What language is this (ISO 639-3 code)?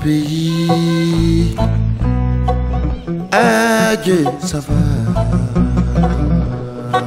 fra